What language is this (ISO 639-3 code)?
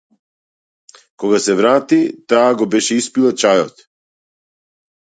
mkd